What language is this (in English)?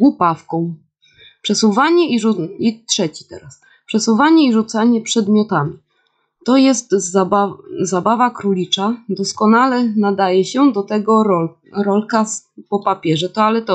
Polish